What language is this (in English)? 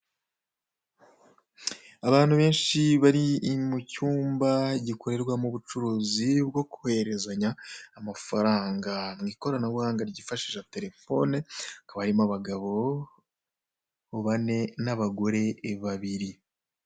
Kinyarwanda